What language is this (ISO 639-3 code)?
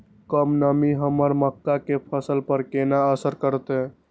mai